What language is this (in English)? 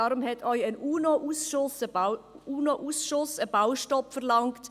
Swiss German